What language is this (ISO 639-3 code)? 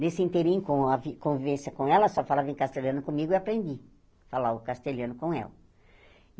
por